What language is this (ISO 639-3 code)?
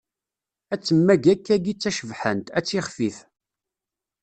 kab